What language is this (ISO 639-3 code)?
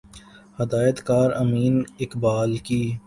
urd